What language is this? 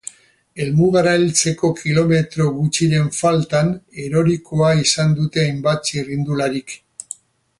Basque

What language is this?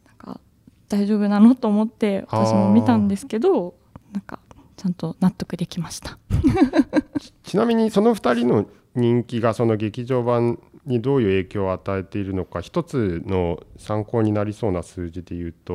Japanese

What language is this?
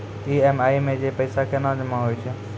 Maithili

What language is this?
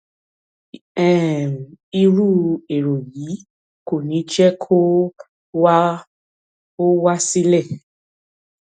Yoruba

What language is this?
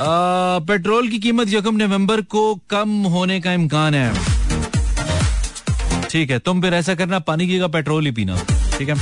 Hindi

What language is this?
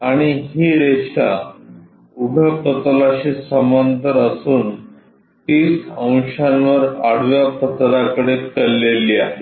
Marathi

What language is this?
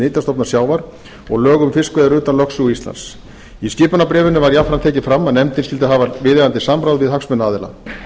Icelandic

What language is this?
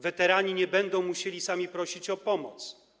Polish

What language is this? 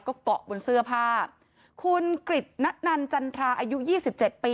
Thai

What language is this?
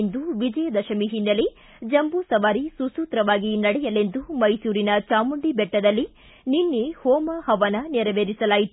Kannada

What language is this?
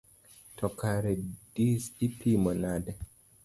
Luo (Kenya and Tanzania)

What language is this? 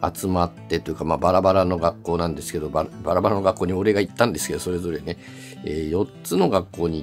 Japanese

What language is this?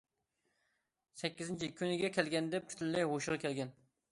Uyghur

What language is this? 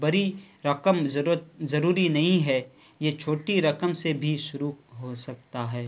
Urdu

